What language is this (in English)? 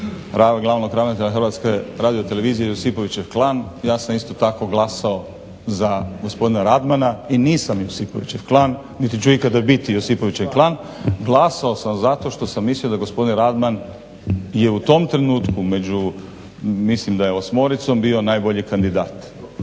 Croatian